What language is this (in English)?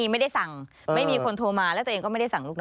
Thai